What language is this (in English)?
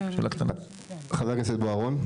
Hebrew